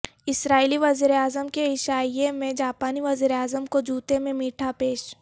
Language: Urdu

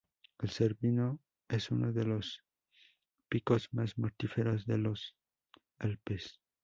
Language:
Spanish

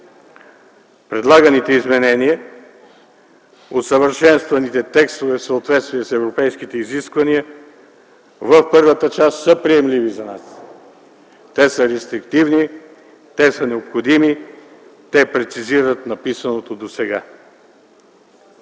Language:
Bulgarian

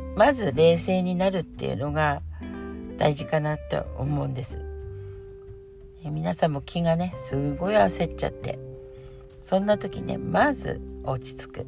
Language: Japanese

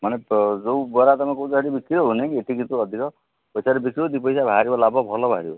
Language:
Odia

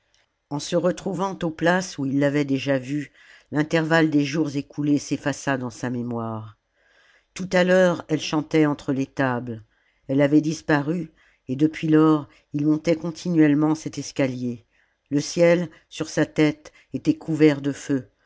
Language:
French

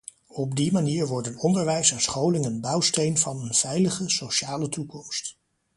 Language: Dutch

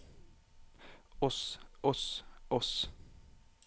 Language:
Norwegian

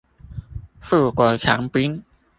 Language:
Chinese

